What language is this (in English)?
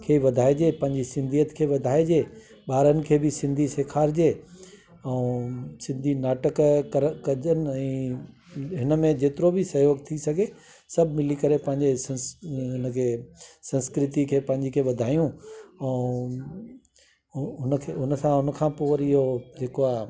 Sindhi